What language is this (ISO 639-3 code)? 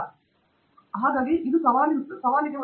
kan